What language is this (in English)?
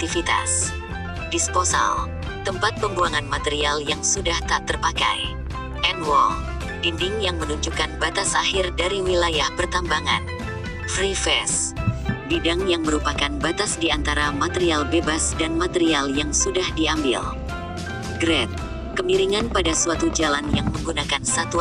Indonesian